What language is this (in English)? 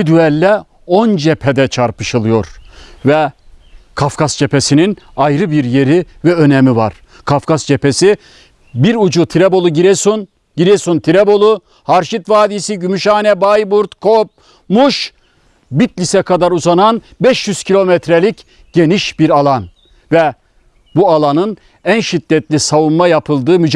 Turkish